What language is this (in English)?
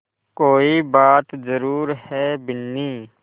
Hindi